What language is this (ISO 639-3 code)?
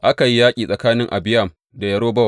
hau